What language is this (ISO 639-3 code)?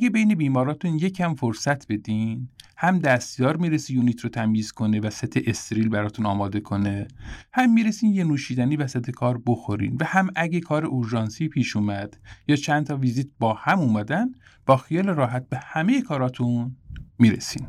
fas